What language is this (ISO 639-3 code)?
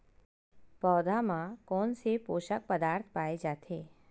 hne